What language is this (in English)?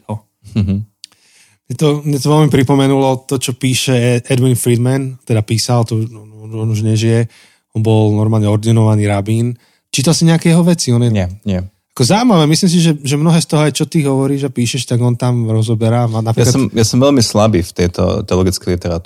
Slovak